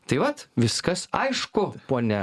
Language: Lithuanian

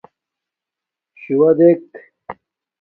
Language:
Domaaki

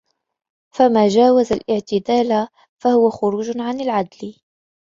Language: Arabic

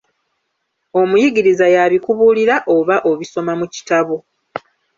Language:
Ganda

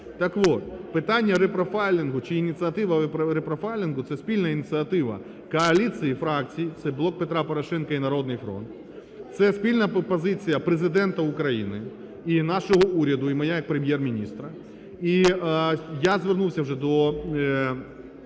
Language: Ukrainian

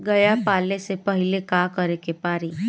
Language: Bhojpuri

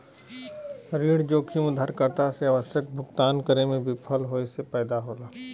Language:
Bhojpuri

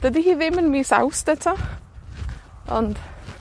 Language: Welsh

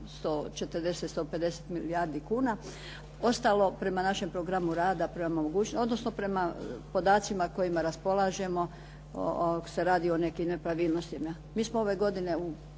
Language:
Croatian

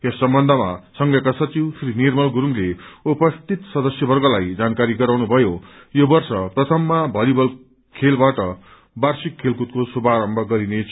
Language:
Nepali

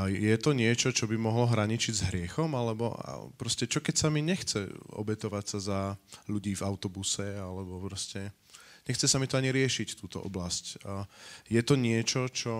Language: Slovak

